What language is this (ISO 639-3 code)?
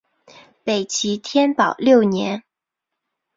zho